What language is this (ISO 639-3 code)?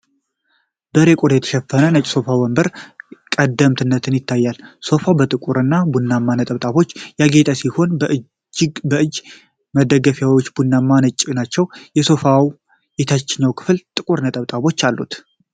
amh